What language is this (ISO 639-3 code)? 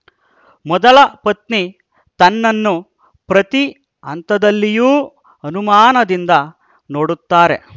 kan